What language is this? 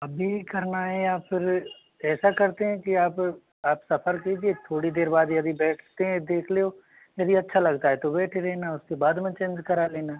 Hindi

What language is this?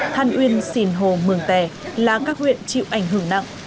Vietnamese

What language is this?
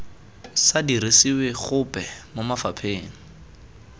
Tswana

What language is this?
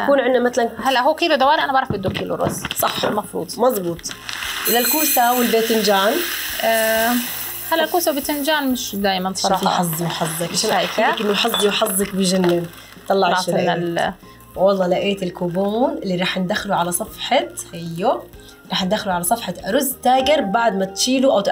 Arabic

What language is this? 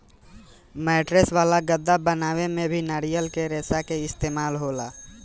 Bhojpuri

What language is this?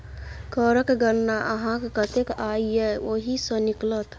Maithili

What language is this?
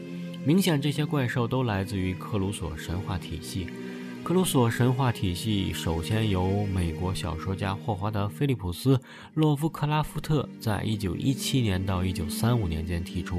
Chinese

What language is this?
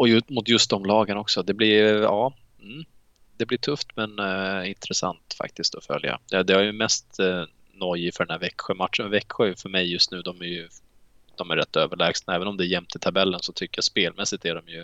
Swedish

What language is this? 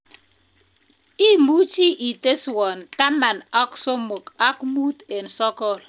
Kalenjin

